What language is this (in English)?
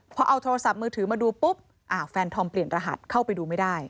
Thai